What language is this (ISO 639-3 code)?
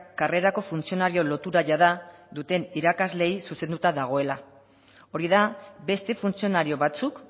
eus